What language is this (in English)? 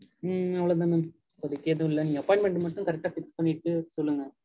Tamil